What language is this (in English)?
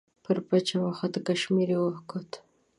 Pashto